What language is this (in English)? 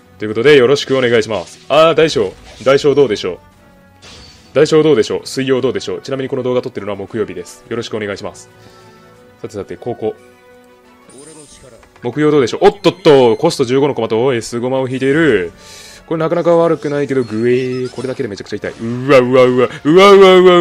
Japanese